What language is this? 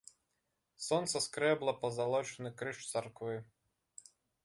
Belarusian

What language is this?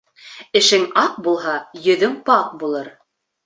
Bashkir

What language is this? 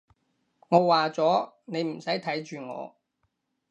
Cantonese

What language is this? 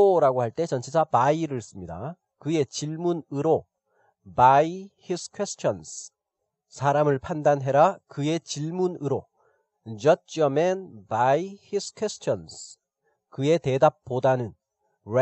Korean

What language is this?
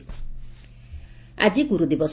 Odia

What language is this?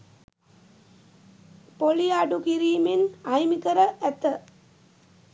Sinhala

